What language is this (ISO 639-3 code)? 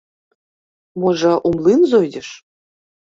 bel